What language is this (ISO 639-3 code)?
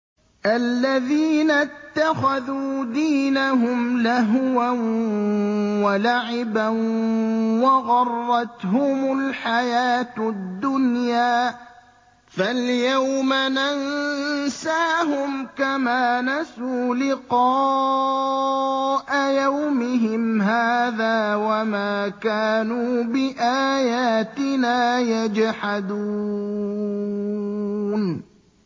ara